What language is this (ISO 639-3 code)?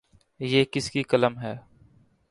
urd